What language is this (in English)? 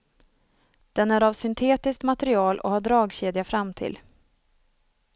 Swedish